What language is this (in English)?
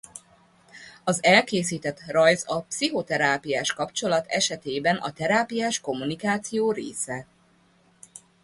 Hungarian